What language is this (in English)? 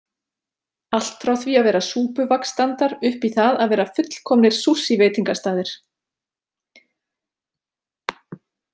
Icelandic